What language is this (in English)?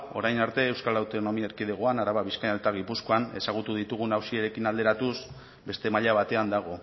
Basque